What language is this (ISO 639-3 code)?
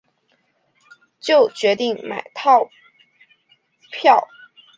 zho